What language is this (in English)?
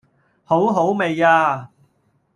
Cantonese